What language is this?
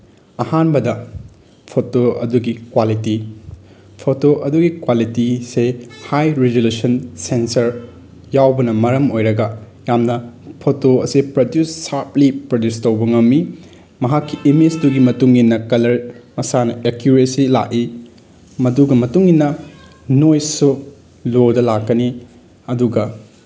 Manipuri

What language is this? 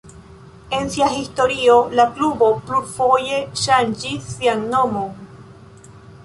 Esperanto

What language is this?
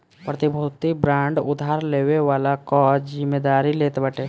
Bhojpuri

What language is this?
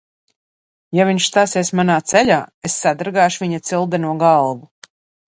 Latvian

